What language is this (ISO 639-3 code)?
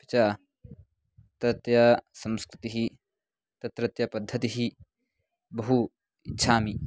san